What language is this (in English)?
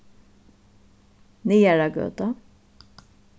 Faroese